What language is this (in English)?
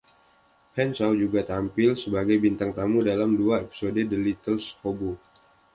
Indonesian